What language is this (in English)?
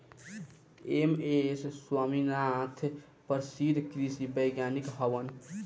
Bhojpuri